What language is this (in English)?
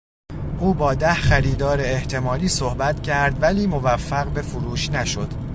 Persian